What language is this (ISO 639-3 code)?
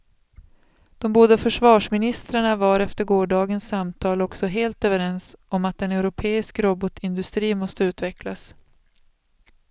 swe